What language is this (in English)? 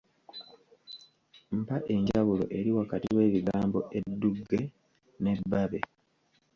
Ganda